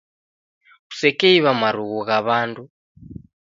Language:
Taita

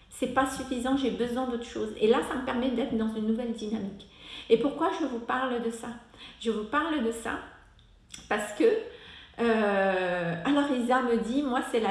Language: French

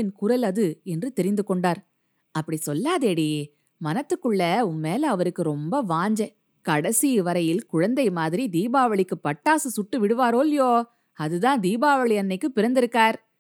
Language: Tamil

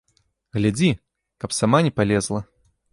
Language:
Belarusian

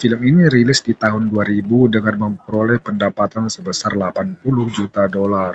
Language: Indonesian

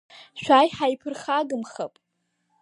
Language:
Abkhazian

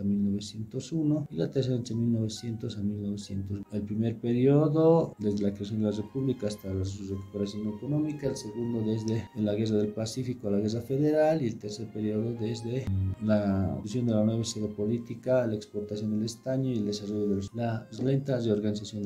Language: Spanish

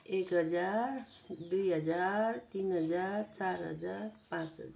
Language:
Nepali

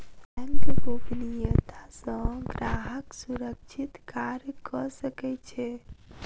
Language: Maithili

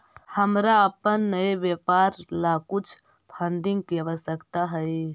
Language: Magahi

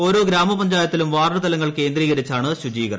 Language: Malayalam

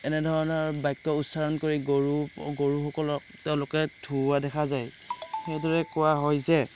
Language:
Assamese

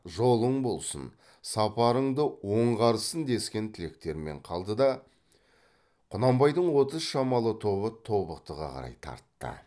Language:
Kazakh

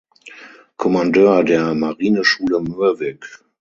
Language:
German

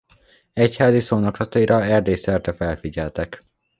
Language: Hungarian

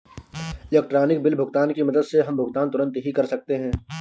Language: Hindi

